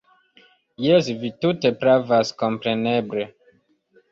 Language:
Esperanto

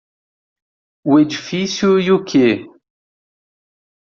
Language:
Portuguese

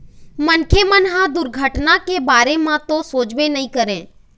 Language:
Chhattisgarhi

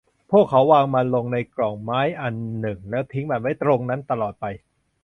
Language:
Thai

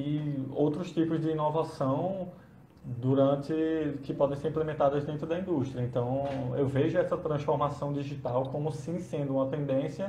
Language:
Portuguese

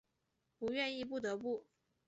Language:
Chinese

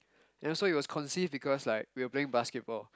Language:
English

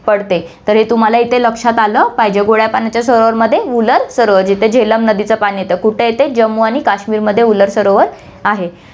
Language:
Marathi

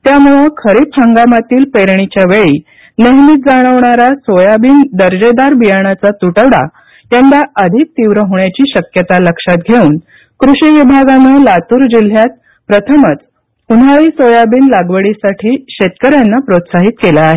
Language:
Marathi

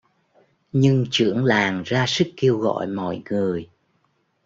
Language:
Vietnamese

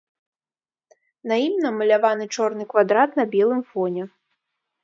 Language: Belarusian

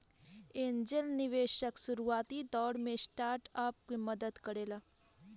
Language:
Bhojpuri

